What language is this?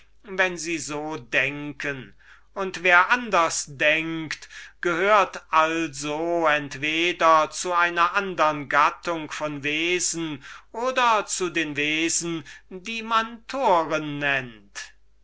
German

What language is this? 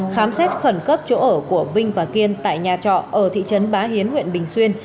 Vietnamese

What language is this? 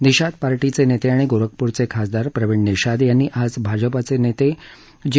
Marathi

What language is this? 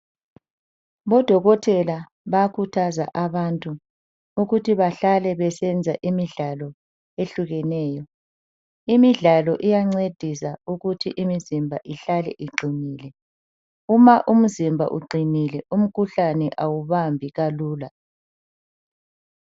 North Ndebele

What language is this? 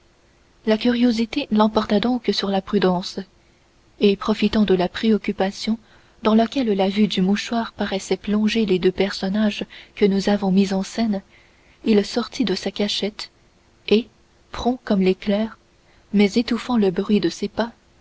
French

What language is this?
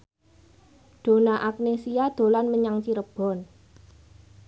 Javanese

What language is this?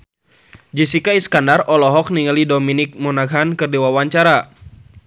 Sundanese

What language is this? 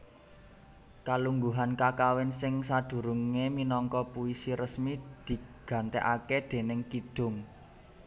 Javanese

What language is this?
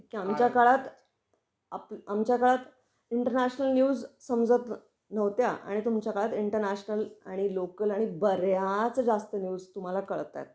Marathi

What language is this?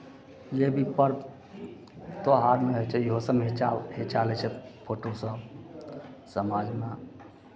Maithili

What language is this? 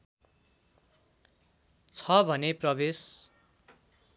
Nepali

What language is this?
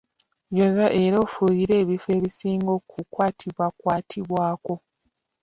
Ganda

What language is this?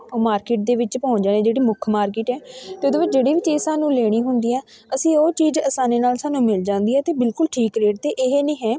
Punjabi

